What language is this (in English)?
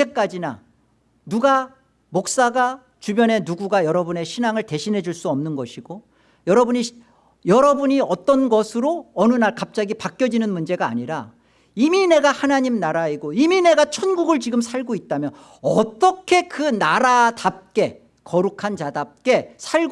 Korean